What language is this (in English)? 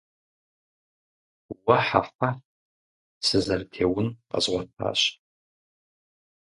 Kabardian